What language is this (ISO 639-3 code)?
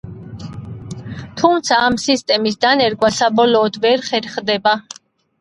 kat